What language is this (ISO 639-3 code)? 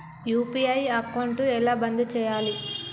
tel